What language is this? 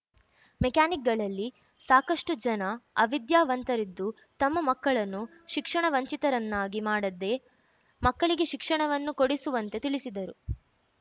Kannada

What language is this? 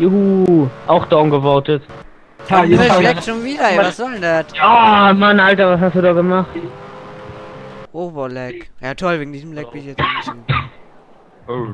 German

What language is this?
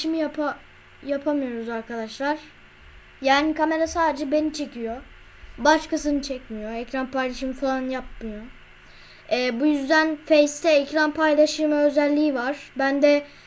Turkish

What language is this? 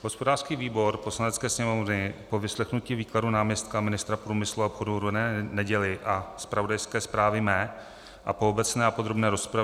Czech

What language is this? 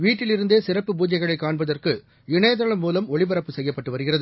Tamil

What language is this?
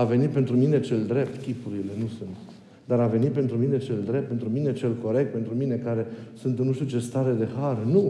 Romanian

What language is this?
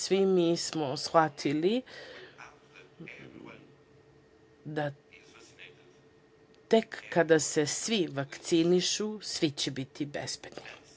Serbian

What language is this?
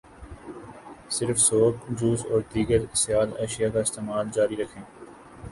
Urdu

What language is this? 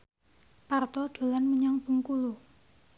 Javanese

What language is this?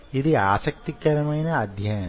Telugu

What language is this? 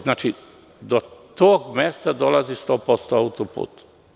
Serbian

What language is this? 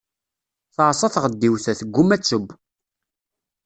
Kabyle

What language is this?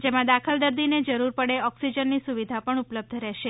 Gujarati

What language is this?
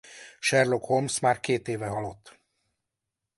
Hungarian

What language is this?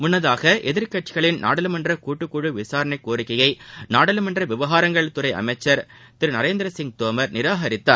Tamil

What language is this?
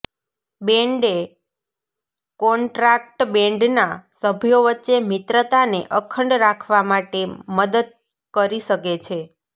Gujarati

